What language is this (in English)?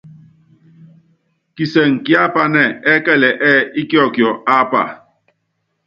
Yangben